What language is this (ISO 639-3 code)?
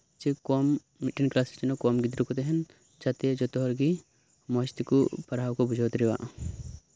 sat